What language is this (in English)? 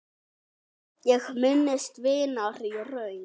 Icelandic